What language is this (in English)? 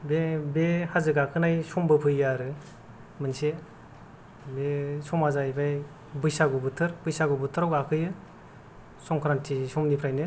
Bodo